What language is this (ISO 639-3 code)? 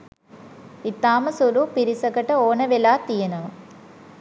sin